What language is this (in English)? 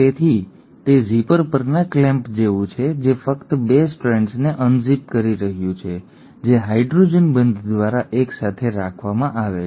Gujarati